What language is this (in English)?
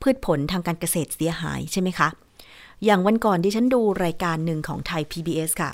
Thai